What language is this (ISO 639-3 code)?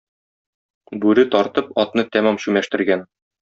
tat